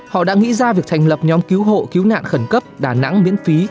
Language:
Vietnamese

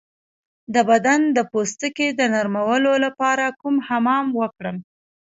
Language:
Pashto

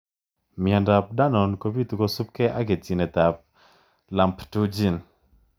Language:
Kalenjin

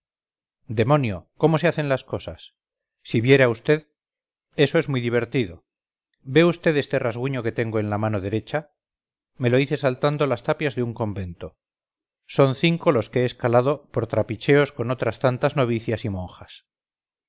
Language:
Spanish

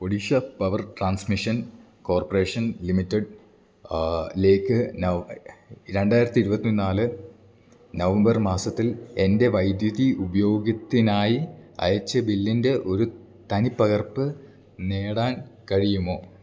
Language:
Malayalam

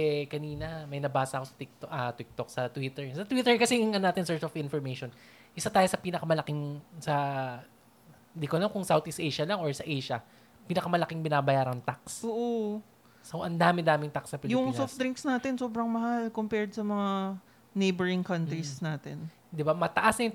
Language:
Filipino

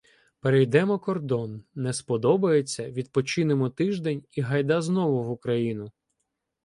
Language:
Ukrainian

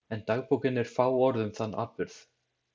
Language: Icelandic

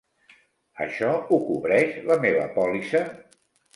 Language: Catalan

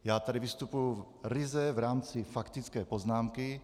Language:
Czech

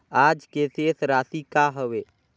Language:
Chhattisgarhi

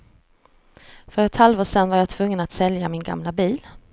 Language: Swedish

